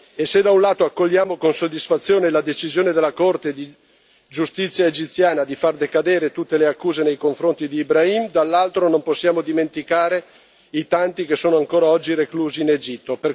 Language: Italian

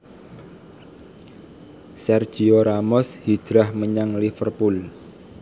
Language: Javanese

